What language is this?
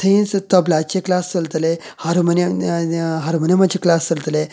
Konkani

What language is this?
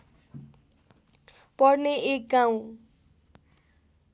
Nepali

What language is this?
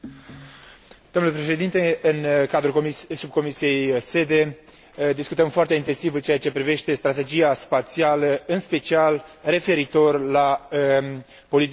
Romanian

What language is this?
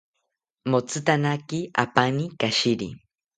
South Ucayali Ashéninka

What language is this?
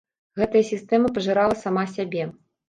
Belarusian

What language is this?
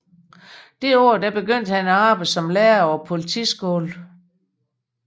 Danish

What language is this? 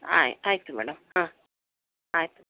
Kannada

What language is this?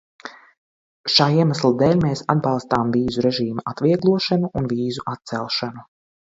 Latvian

